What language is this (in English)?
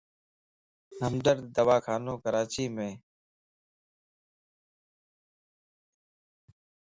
Lasi